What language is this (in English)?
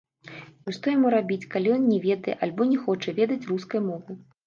Belarusian